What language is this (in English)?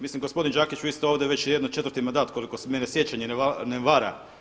Croatian